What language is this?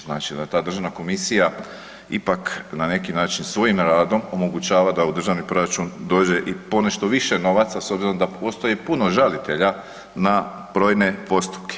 Croatian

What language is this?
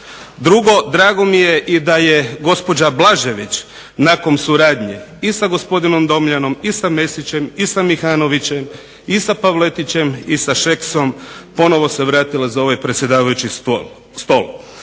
Croatian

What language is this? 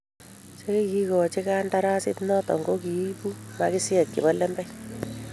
Kalenjin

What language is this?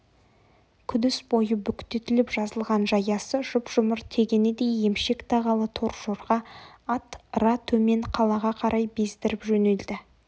Kazakh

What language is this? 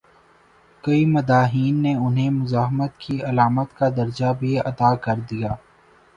Urdu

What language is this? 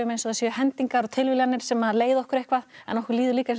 Icelandic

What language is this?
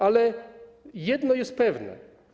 Polish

